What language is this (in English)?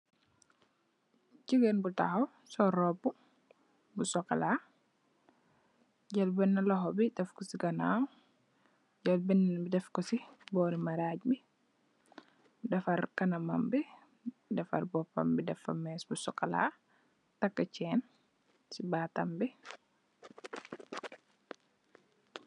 Wolof